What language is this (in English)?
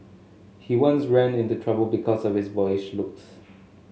English